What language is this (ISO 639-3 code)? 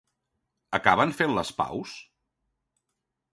cat